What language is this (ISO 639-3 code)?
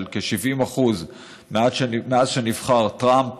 heb